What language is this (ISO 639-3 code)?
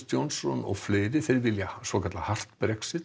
isl